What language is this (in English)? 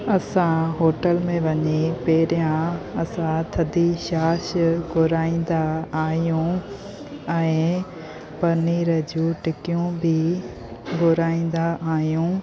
Sindhi